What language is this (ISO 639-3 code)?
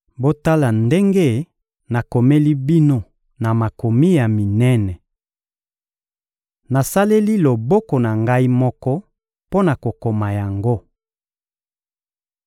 lin